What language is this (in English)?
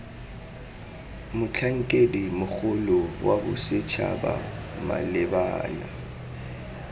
Tswana